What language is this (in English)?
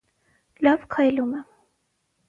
Armenian